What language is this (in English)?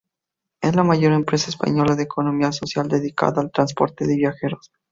Spanish